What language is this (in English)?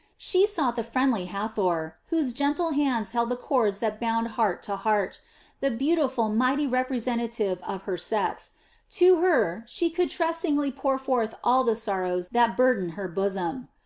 English